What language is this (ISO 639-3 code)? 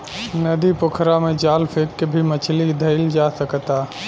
bho